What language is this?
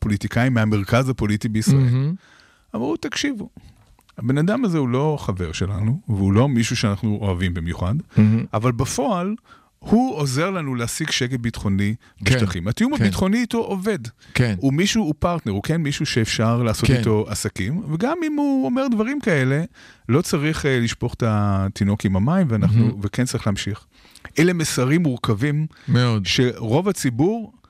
Hebrew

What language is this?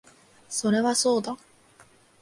Japanese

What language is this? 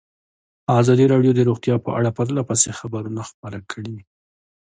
Pashto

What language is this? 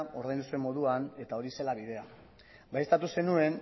Basque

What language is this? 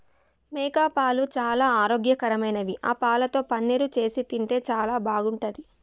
Telugu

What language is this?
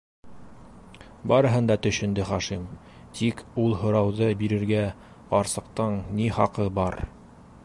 Bashkir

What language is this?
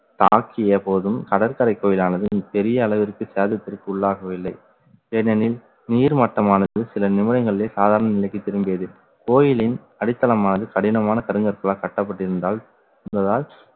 Tamil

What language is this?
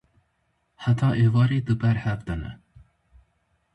Kurdish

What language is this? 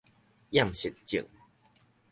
Min Nan Chinese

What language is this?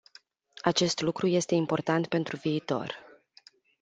Romanian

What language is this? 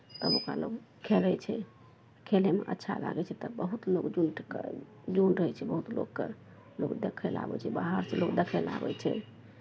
Maithili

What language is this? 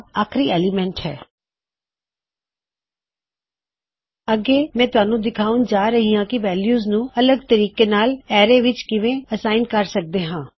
Punjabi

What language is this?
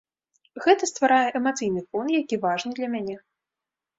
Belarusian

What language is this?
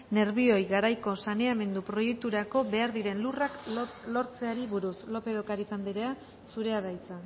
Basque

